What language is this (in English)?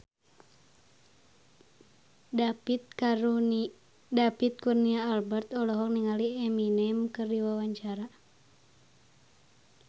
Sundanese